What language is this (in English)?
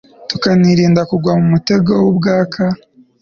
Kinyarwanda